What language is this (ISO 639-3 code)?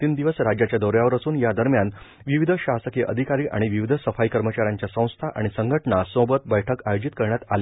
mar